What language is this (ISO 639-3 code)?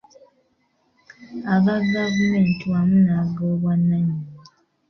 lug